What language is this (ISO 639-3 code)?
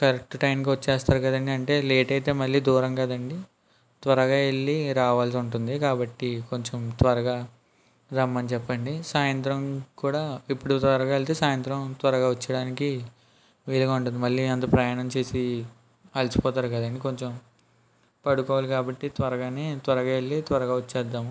tel